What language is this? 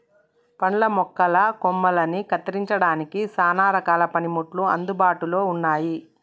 Telugu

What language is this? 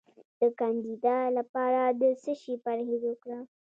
Pashto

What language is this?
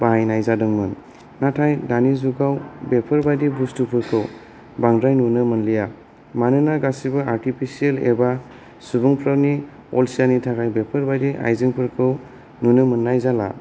Bodo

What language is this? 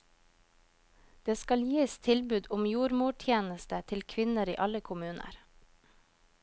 Norwegian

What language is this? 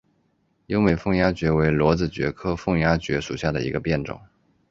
Chinese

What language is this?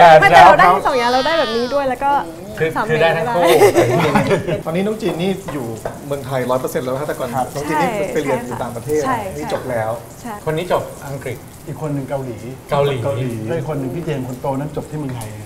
Thai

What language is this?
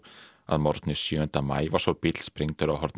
Icelandic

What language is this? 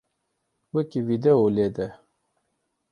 Kurdish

